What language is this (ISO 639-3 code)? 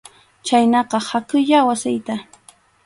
qxu